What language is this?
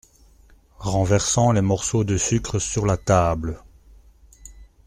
French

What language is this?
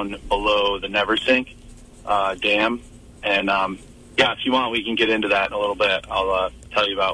English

